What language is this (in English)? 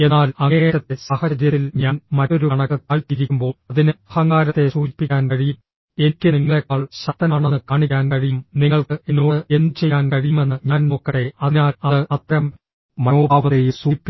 Malayalam